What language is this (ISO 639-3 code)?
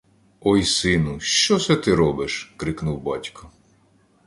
ukr